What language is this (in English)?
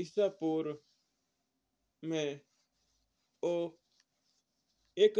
Mewari